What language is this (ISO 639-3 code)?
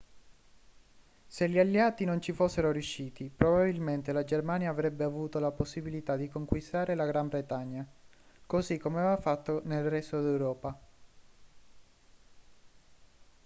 ita